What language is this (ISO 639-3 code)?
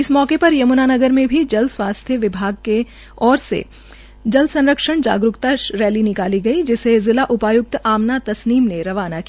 hin